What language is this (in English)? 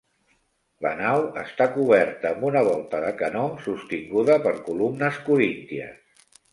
Catalan